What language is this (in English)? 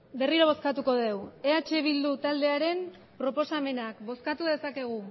Basque